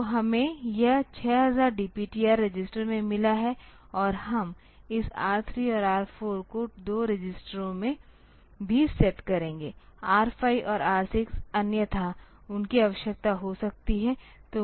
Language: Hindi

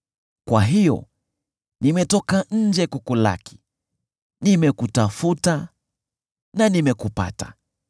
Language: Swahili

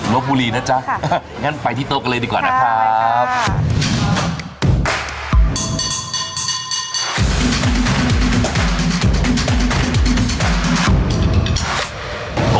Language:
Thai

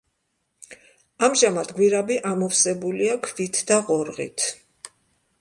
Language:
Georgian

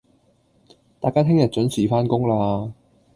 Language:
Cantonese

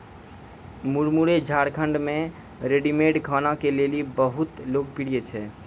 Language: Maithili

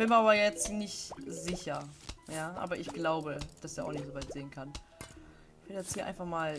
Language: German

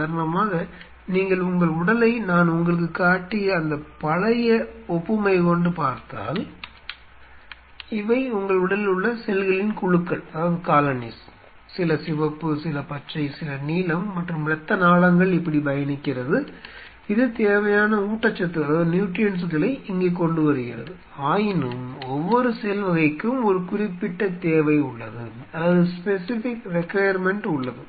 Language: Tamil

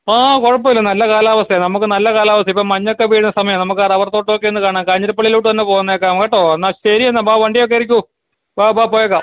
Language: Malayalam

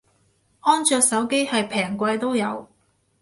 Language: Cantonese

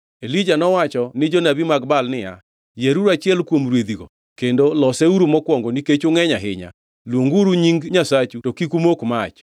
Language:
Luo (Kenya and Tanzania)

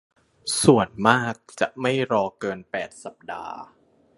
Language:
Thai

